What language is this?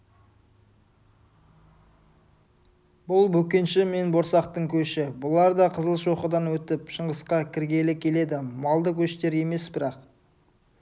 Kazakh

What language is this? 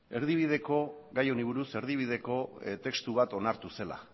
Basque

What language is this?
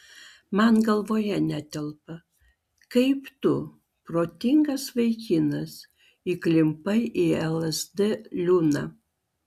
Lithuanian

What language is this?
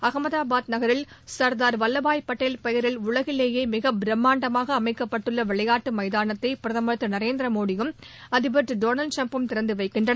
Tamil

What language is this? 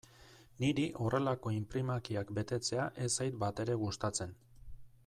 Basque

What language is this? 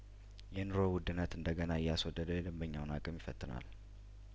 Amharic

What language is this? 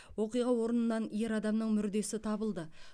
Kazakh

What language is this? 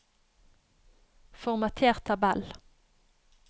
Norwegian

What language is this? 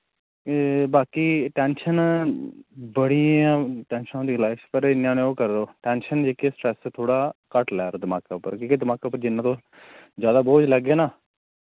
Dogri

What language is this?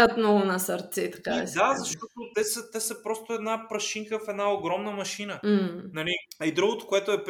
Bulgarian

